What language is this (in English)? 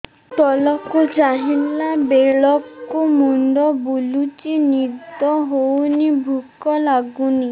Odia